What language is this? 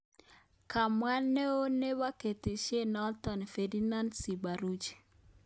Kalenjin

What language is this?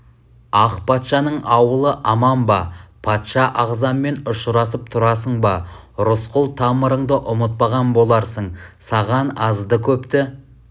Kazakh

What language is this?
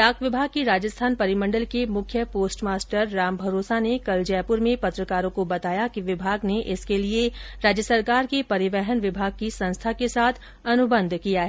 Hindi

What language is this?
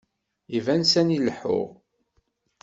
Kabyle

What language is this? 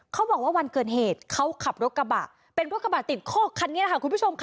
Thai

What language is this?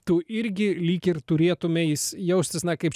Lithuanian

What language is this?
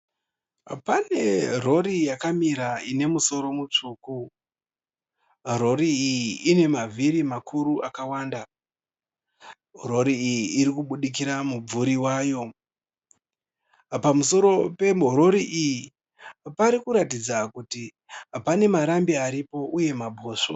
Shona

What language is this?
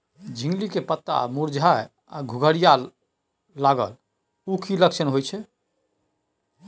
Maithili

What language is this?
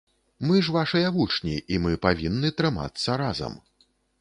Belarusian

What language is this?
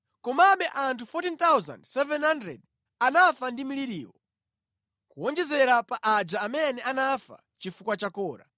Nyanja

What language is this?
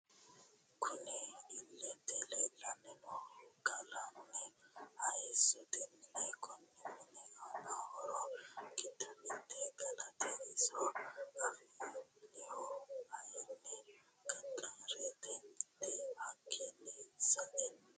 Sidamo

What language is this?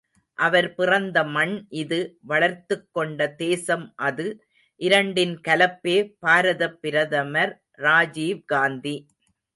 Tamil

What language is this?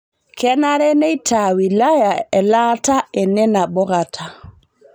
Masai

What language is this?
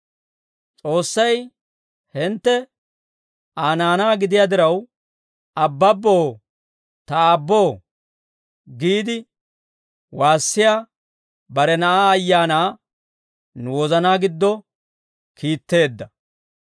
Dawro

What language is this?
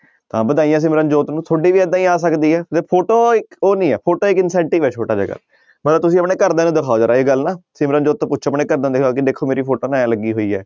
Punjabi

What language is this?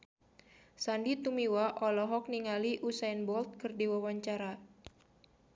Sundanese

